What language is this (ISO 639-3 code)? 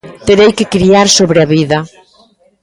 glg